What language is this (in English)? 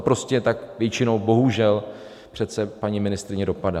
Czech